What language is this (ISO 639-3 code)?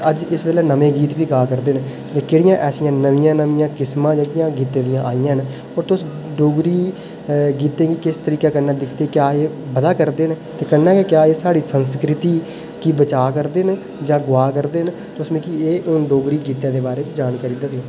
doi